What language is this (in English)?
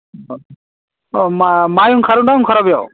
Bodo